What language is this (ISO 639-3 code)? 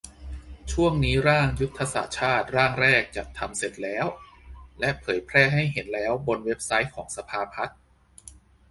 tha